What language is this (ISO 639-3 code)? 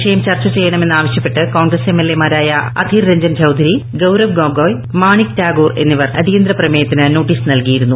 mal